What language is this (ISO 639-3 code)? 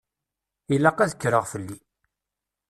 kab